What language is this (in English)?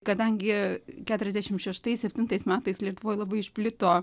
Lithuanian